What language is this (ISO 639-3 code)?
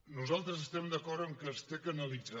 cat